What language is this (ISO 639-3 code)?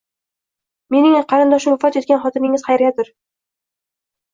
uzb